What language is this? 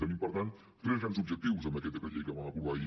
Catalan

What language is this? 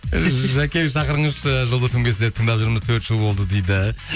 Kazakh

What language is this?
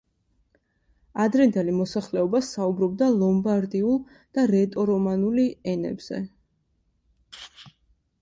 Georgian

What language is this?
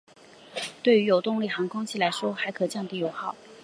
Chinese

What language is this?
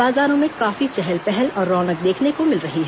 Hindi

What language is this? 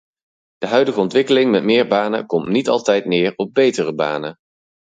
Dutch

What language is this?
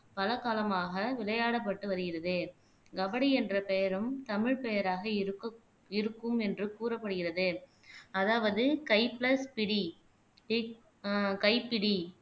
Tamil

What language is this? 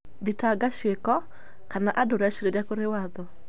Kikuyu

